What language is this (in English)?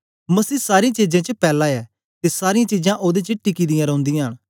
Dogri